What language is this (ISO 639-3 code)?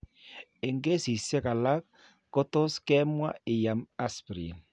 kln